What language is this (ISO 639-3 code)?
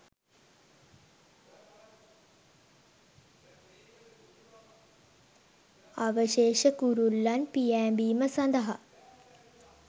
sin